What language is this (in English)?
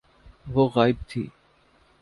Urdu